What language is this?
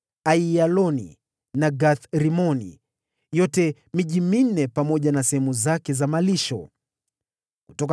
Swahili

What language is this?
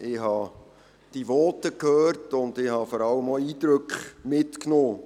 Swiss German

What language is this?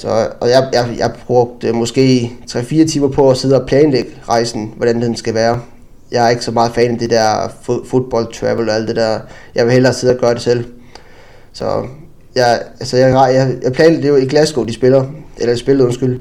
Danish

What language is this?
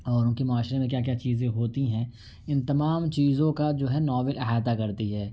Urdu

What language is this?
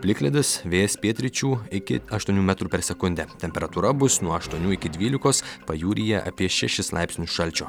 Lithuanian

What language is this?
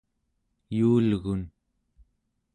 Central Yupik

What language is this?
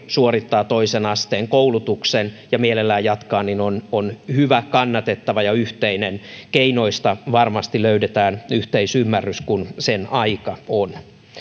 Finnish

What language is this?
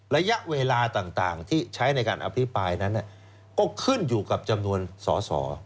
Thai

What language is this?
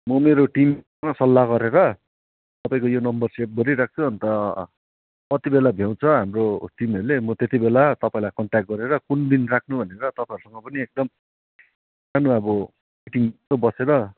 Nepali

